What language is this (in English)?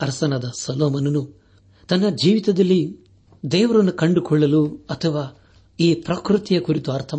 Kannada